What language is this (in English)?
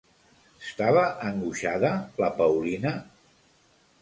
Catalan